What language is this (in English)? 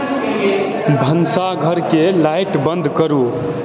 Maithili